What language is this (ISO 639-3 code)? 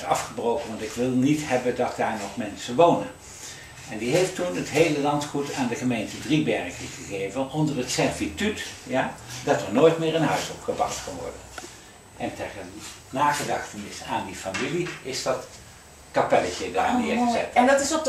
nld